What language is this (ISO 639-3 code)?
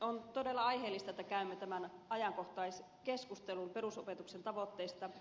fin